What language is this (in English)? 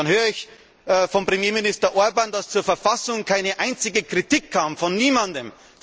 German